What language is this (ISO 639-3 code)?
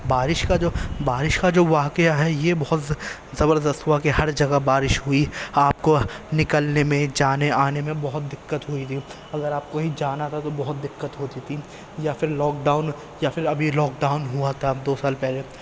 urd